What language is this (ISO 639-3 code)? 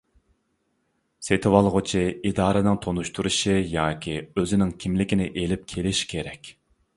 uig